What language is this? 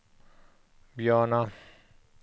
Swedish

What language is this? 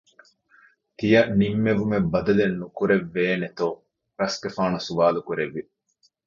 Divehi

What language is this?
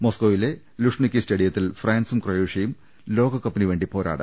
Malayalam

